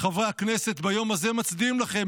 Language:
Hebrew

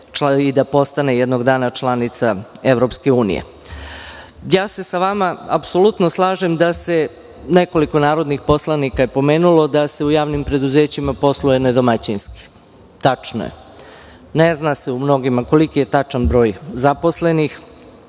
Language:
Serbian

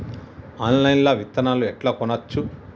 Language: Telugu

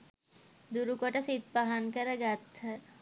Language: Sinhala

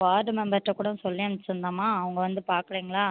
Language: Tamil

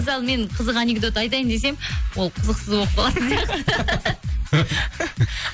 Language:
Kazakh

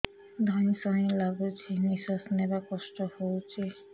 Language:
Odia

